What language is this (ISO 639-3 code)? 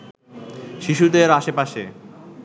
ben